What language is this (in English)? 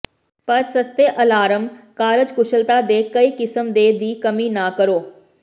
Punjabi